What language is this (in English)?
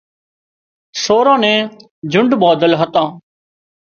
Wadiyara Koli